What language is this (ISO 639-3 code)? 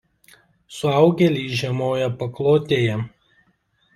lit